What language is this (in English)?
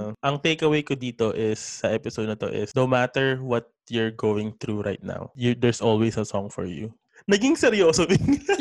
Filipino